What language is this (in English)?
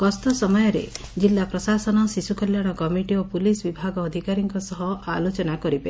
Odia